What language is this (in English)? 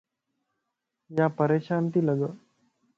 Lasi